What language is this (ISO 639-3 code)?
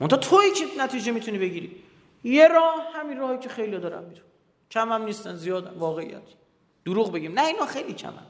fas